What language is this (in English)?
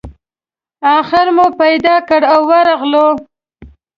Pashto